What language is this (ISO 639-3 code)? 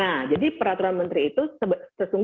ind